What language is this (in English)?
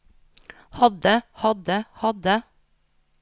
Norwegian